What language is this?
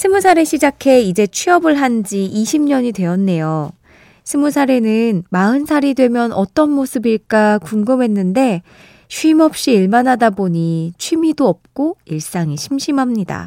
Korean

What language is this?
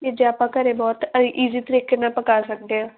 Punjabi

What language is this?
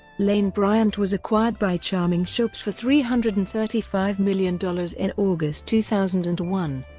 English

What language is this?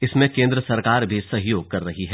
Hindi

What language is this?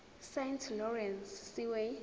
Zulu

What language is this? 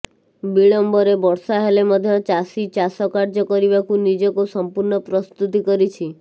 Odia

